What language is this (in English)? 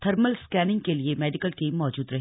Hindi